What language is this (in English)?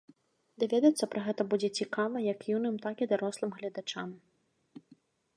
Belarusian